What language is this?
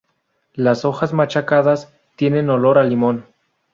Spanish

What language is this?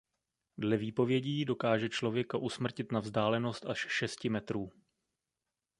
Czech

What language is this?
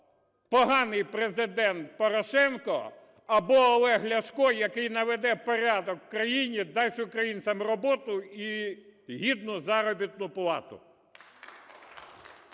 Ukrainian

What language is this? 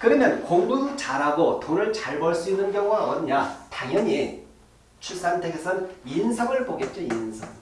Korean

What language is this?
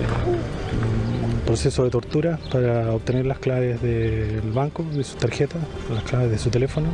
Spanish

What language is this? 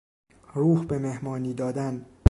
Persian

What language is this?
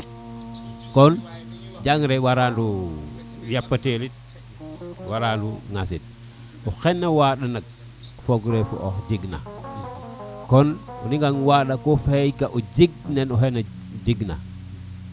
Serer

